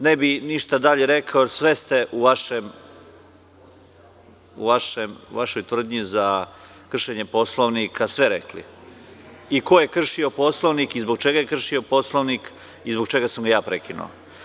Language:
Serbian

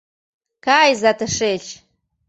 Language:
Mari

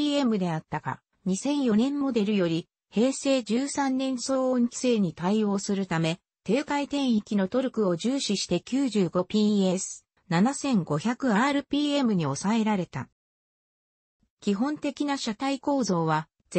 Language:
Japanese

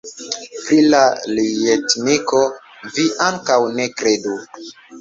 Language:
Esperanto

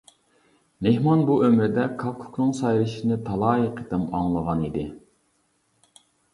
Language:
Uyghur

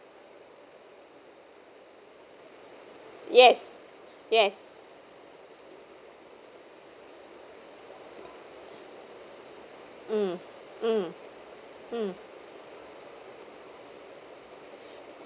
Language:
English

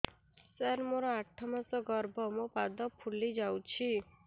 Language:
Odia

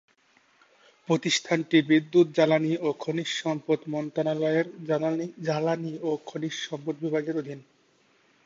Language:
Bangla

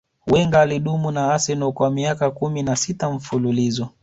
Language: Swahili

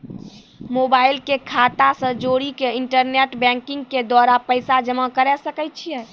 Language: Maithili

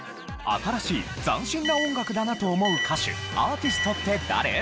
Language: Japanese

